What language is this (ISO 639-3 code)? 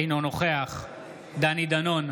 heb